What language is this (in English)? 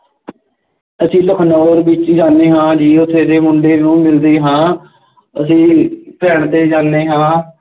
Punjabi